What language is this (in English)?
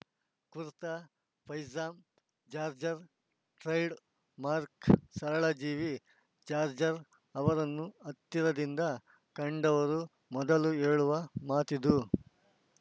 Kannada